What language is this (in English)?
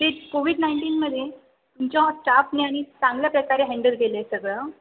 Marathi